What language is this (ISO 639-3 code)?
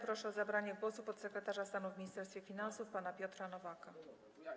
pol